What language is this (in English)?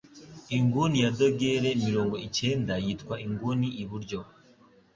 Kinyarwanda